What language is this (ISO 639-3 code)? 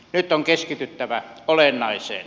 fin